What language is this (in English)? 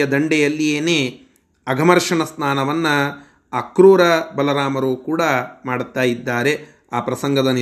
Kannada